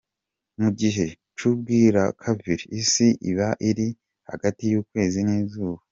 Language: Kinyarwanda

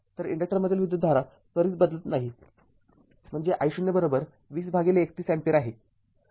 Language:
Marathi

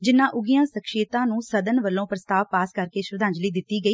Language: Punjabi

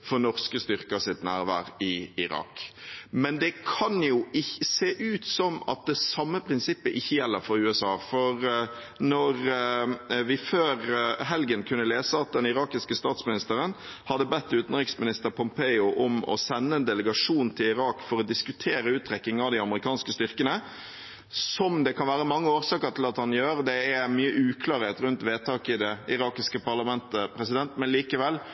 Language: Norwegian Bokmål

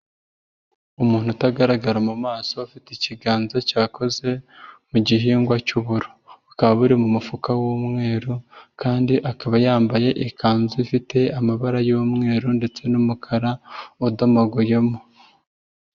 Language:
Kinyarwanda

